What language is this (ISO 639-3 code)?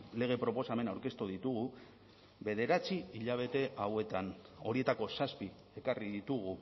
eus